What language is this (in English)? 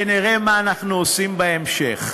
Hebrew